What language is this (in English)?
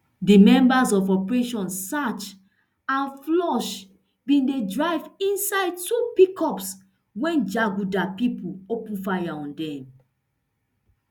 Nigerian Pidgin